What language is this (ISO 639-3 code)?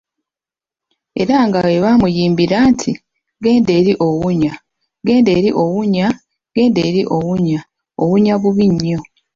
lug